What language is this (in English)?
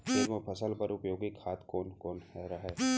Chhattisgarhi